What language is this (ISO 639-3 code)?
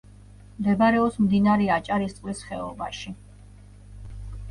kat